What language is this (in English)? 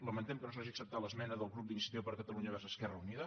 Catalan